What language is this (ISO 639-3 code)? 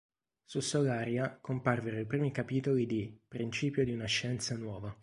ita